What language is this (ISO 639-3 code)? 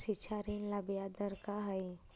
mag